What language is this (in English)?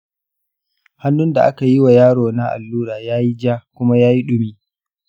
Hausa